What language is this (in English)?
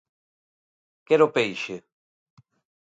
Galician